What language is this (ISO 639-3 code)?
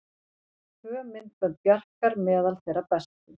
isl